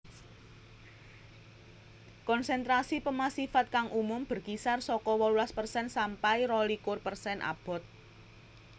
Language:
Javanese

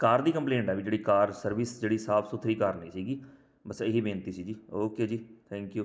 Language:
Punjabi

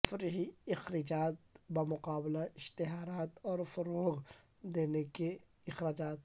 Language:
Urdu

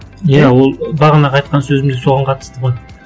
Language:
Kazakh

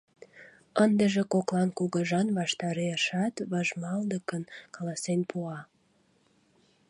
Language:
Mari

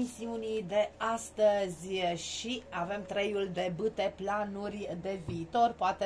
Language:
Romanian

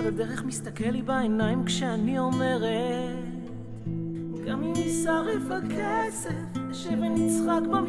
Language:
Hebrew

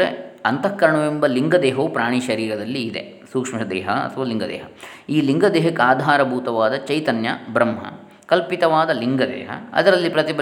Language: Kannada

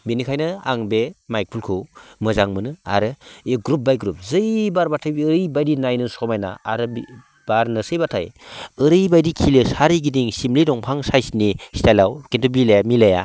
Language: Bodo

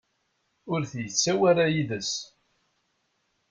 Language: Kabyle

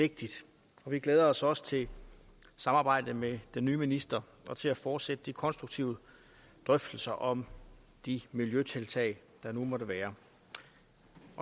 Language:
Danish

